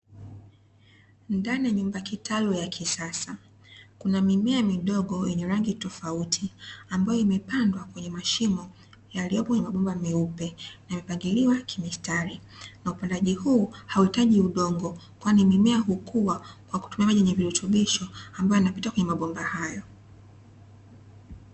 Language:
Swahili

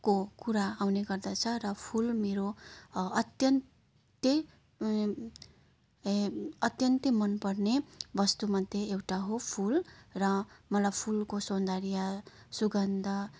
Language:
Nepali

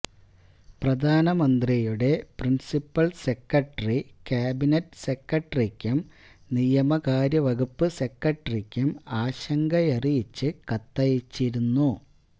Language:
Malayalam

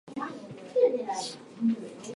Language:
Japanese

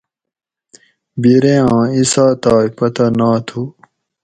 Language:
Gawri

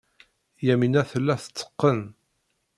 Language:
Kabyle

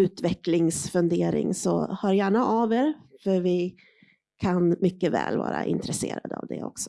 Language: Swedish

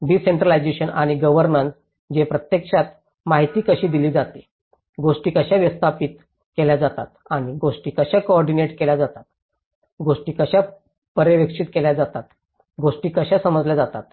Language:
Marathi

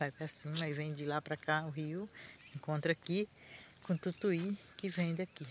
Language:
Portuguese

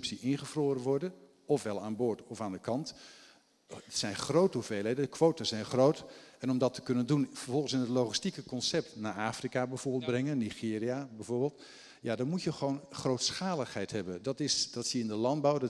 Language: Dutch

